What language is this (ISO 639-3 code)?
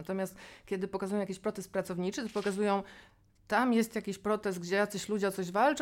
pol